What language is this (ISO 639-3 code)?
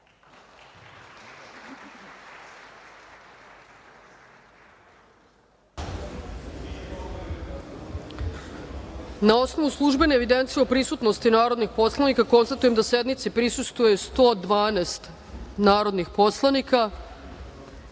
srp